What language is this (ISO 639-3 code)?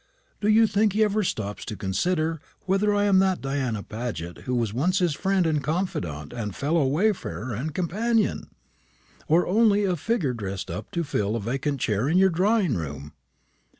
eng